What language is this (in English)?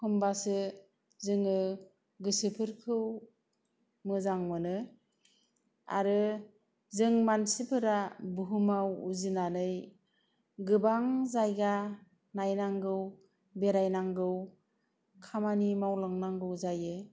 Bodo